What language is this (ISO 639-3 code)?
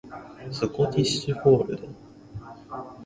jpn